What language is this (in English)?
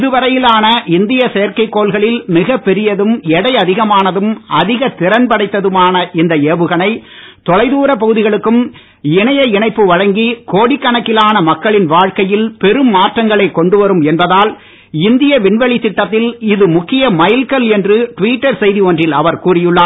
Tamil